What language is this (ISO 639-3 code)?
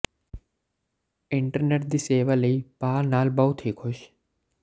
pan